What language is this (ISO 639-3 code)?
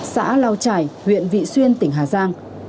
vie